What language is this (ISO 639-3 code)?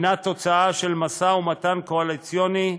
heb